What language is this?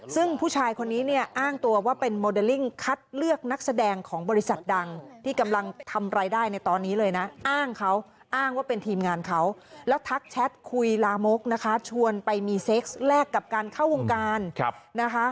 Thai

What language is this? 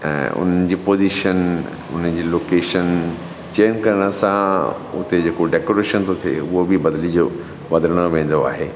Sindhi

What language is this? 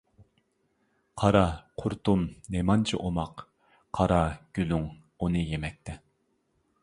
Uyghur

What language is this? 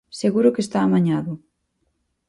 Galician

